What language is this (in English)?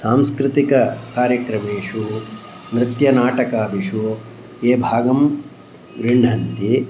Sanskrit